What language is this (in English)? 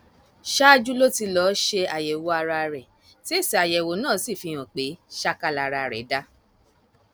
Yoruba